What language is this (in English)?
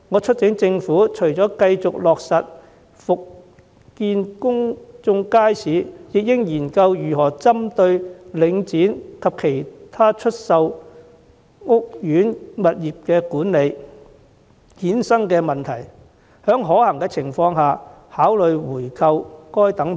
Cantonese